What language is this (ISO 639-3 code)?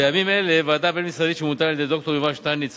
heb